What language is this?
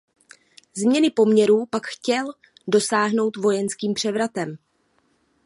Czech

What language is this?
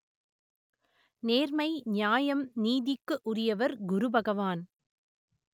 Tamil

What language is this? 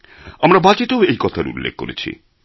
Bangla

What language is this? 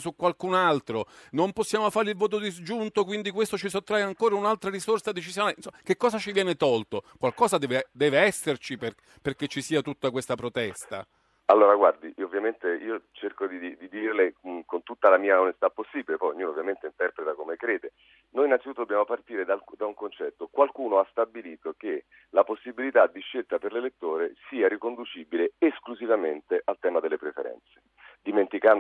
Italian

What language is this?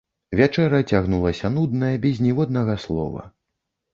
Belarusian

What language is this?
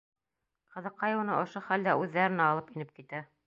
Bashkir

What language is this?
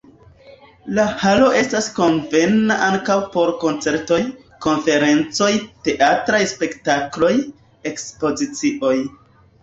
Esperanto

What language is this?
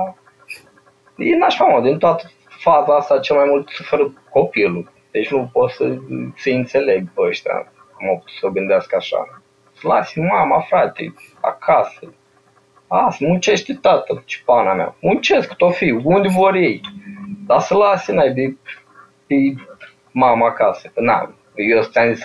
Romanian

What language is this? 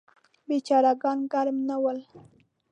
Pashto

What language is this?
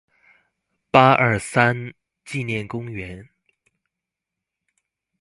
Chinese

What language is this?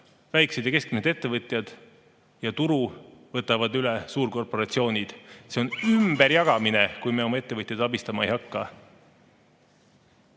Estonian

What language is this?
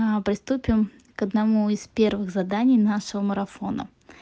Russian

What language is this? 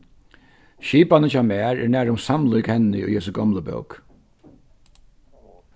Faroese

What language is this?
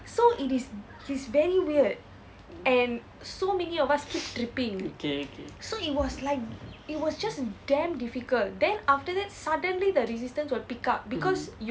English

